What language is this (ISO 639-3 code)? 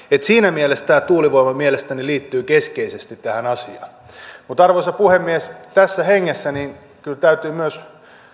fin